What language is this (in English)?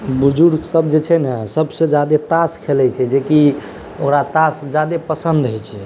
Maithili